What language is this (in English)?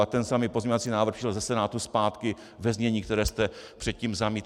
Czech